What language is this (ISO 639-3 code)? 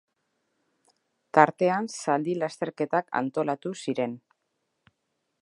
eus